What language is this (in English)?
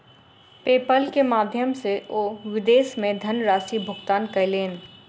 Maithili